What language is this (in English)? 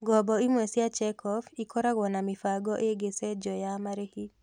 Kikuyu